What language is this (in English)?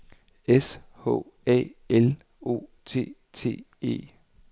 Danish